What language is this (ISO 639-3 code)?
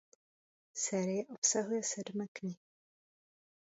ces